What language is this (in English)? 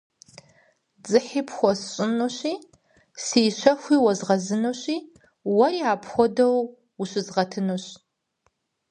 Kabardian